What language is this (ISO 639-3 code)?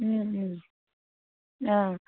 asm